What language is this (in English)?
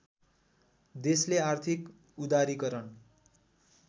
Nepali